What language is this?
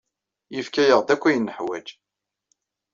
Kabyle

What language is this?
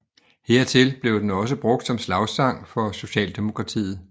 Danish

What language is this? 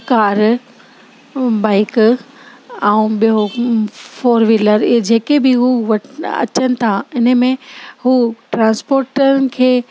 Sindhi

